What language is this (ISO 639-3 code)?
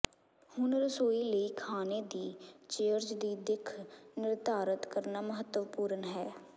pan